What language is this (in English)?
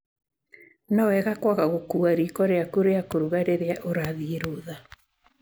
Kikuyu